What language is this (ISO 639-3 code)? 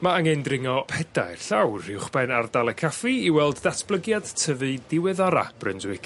cym